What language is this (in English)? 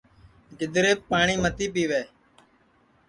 Sansi